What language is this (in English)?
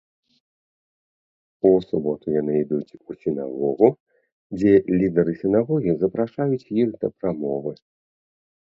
Belarusian